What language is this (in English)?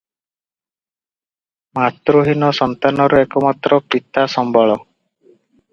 Odia